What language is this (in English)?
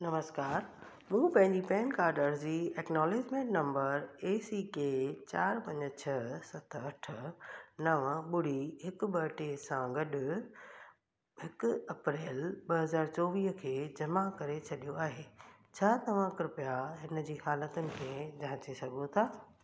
Sindhi